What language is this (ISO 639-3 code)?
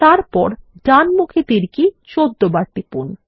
ben